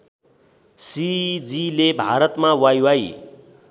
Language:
Nepali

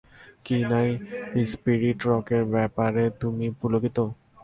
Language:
Bangla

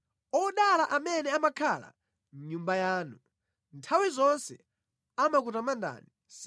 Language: Nyanja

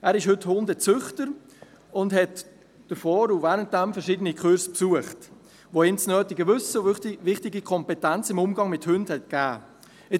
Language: Swiss German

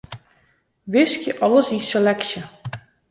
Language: Western Frisian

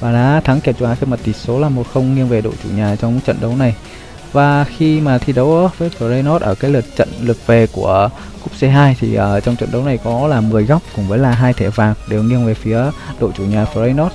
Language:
Vietnamese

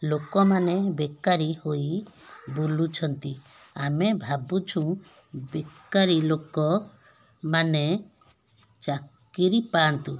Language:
Odia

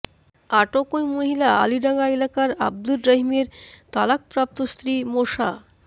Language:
Bangla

